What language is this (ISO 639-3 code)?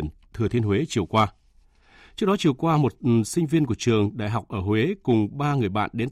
vie